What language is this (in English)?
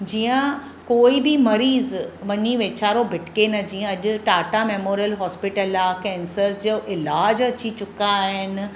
Sindhi